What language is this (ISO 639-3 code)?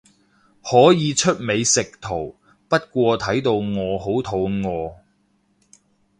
yue